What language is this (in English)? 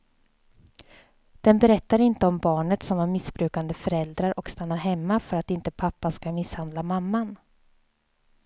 Swedish